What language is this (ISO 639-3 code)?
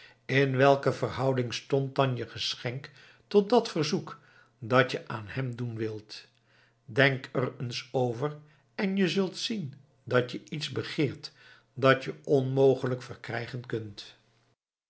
nld